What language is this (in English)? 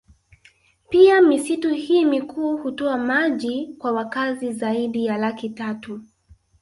Swahili